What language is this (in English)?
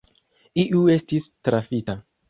Esperanto